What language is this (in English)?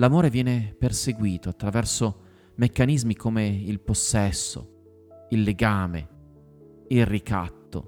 Italian